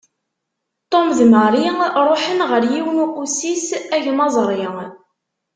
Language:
Kabyle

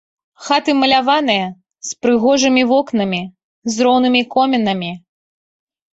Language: Belarusian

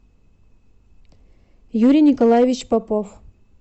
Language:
Russian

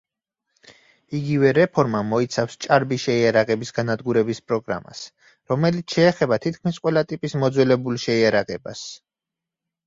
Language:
Georgian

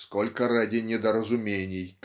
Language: Russian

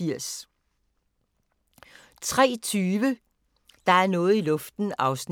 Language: Danish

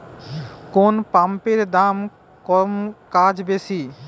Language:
Bangla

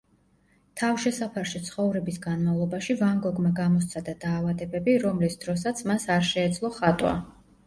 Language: Georgian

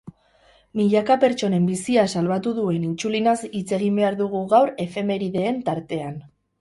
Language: Basque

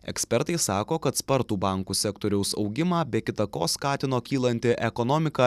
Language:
Lithuanian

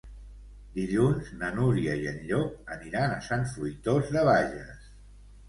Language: Catalan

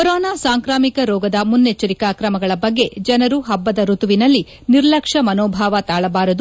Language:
Kannada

